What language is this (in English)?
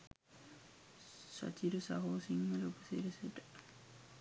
Sinhala